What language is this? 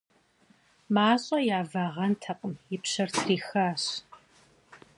Kabardian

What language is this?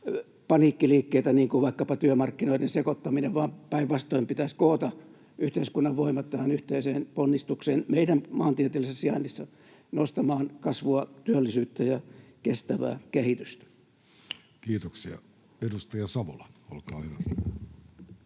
Finnish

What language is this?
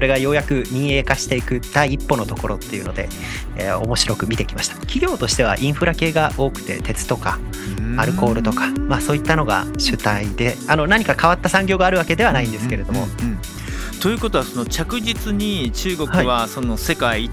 Japanese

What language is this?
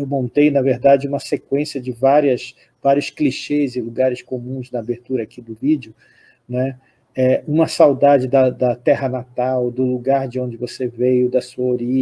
Portuguese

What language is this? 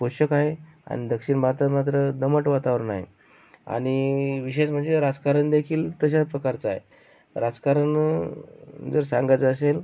Marathi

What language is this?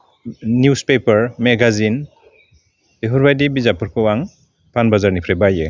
Bodo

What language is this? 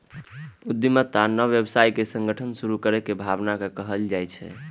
Maithili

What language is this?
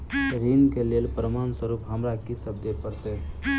Maithili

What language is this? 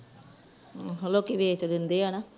Punjabi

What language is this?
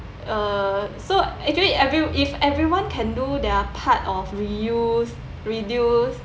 English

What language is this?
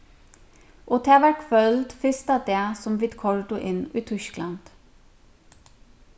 Faroese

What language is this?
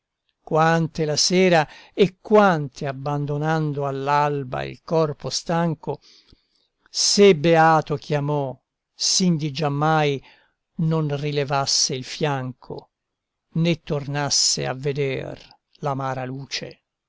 Italian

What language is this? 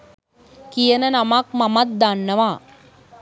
Sinhala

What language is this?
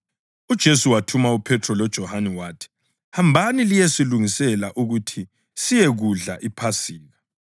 North Ndebele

